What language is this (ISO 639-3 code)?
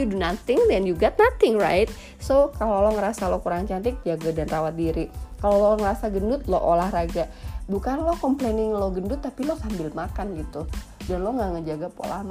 ind